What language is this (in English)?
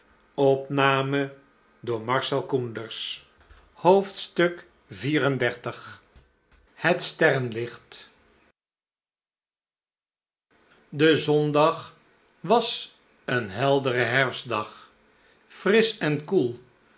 Dutch